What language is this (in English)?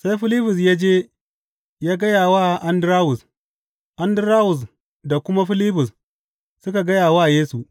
Hausa